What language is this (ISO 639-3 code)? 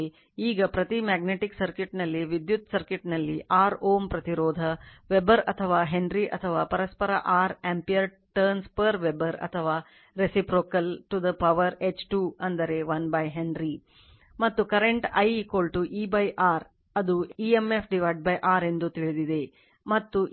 kan